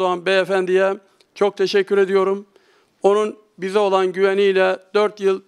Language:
Turkish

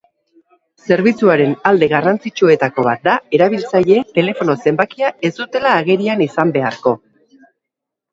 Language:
Basque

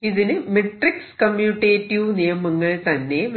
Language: Malayalam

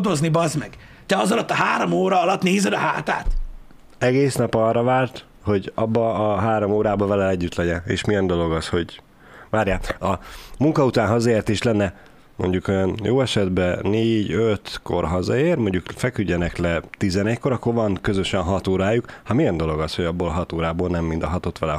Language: Hungarian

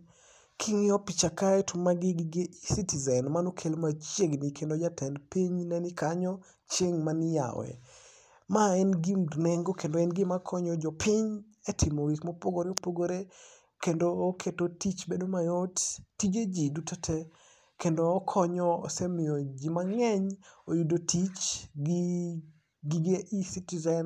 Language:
Luo (Kenya and Tanzania)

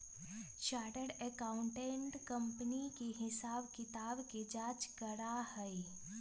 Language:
Magahi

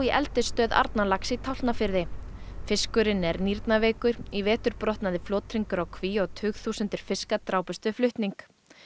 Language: Icelandic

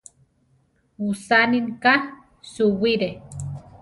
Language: Central Tarahumara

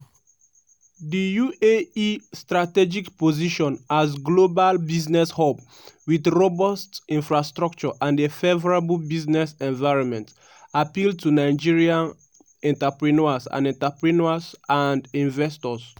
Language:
Nigerian Pidgin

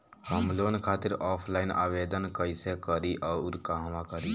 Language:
Bhojpuri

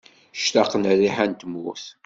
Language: Kabyle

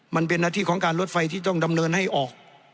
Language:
Thai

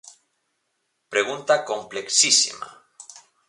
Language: Galician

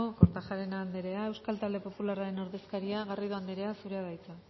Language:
Basque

